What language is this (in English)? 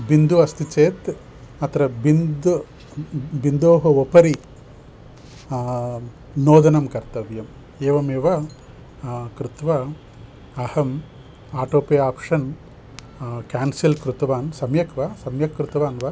Sanskrit